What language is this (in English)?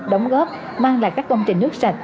Vietnamese